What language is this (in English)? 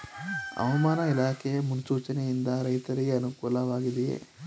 Kannada